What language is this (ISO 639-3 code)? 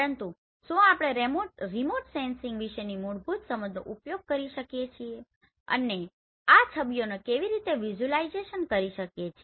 guj